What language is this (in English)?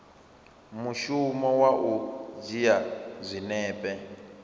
Venda